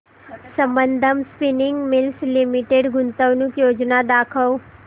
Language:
Marathi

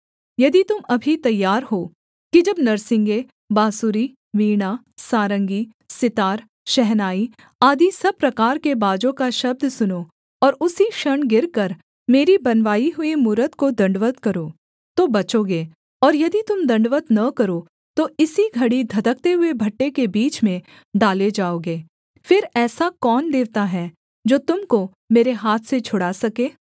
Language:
Hindi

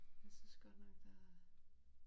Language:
Danish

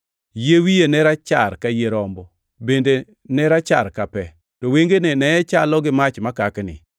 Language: Luo (Kenya and Tanzania)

